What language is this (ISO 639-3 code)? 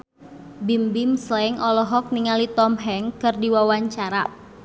sun